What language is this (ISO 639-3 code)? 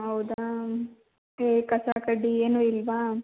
kan